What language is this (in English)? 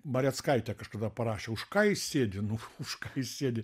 Lithuanian